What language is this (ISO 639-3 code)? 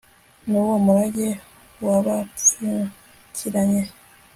kin